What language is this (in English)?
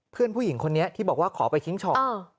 Thai